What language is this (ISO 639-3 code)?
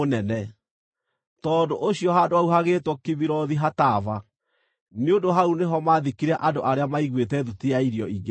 kik